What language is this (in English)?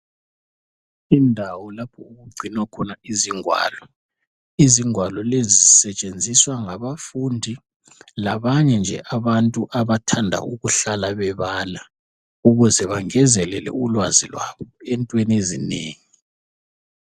North Ndebele